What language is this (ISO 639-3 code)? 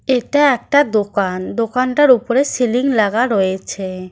ben